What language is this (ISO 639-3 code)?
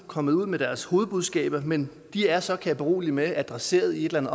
dan